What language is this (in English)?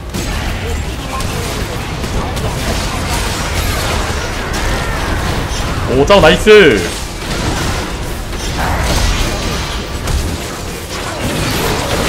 Korean